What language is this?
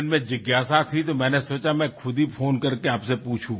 Assamese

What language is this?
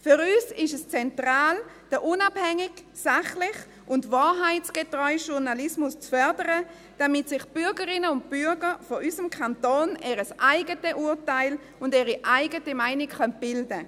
Swiss German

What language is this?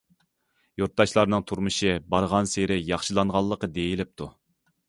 Uyghur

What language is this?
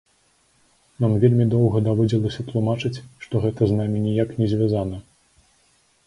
Belarusian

